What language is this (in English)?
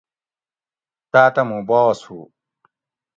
Gawri